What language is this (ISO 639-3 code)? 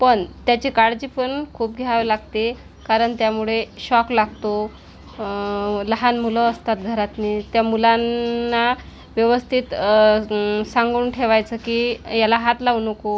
mar